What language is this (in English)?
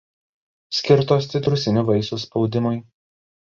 Lithuanian